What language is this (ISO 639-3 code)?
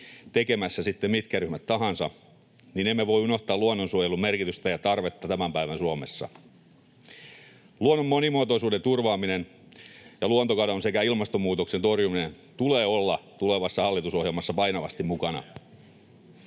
fin